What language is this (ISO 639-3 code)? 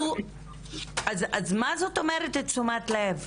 heb